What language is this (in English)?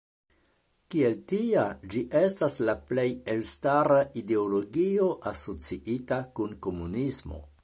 Esperanto